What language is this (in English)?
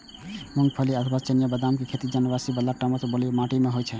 Maithili